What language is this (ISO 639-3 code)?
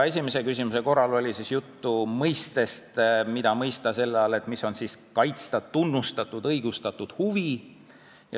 est